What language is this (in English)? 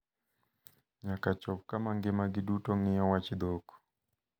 Luo (Kenya and Tanzania)